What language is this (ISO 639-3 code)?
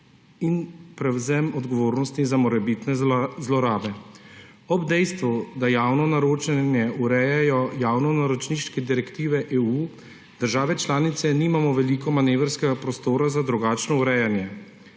slv